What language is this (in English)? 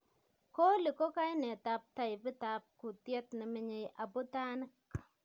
Kalenjin